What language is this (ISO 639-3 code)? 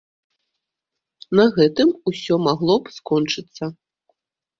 bel